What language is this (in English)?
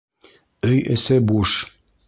Bashkir